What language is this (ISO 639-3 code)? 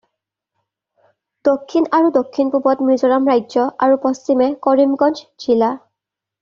asm